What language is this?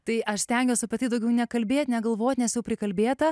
Lithuanian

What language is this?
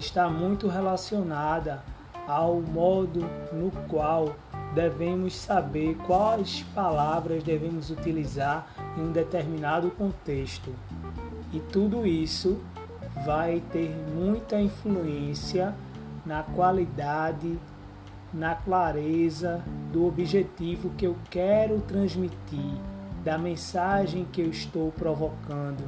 Portuguese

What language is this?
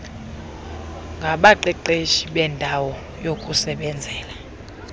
Xhosa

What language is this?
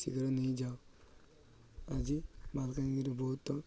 Odia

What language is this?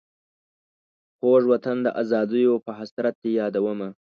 Pashto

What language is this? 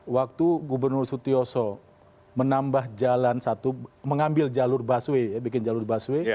Indonesian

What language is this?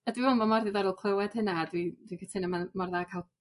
Welsh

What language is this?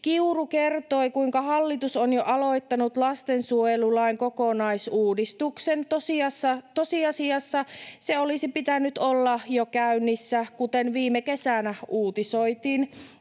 Finnish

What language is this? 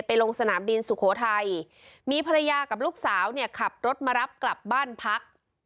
Thai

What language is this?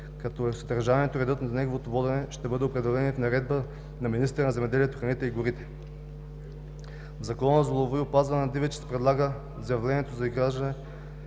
Bulgarian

